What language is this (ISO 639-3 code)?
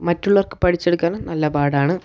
mal